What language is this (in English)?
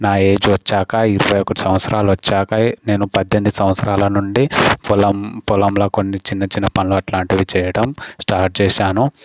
Telugu